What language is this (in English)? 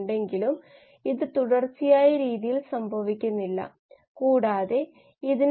Malayalam